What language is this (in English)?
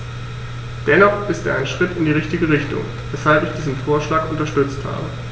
German